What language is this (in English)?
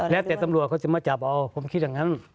Thai